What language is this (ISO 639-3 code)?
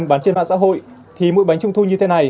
vie